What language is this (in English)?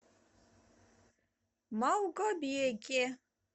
Russian